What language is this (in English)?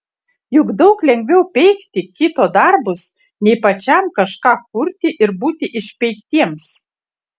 Lithuanian